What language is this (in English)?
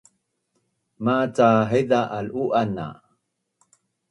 Bunun